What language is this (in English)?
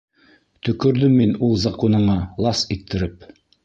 Bashkir